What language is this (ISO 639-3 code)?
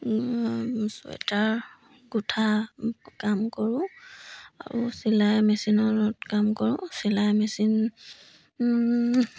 asm